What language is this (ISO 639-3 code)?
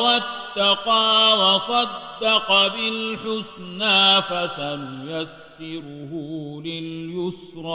ara